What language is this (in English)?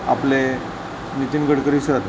Marathi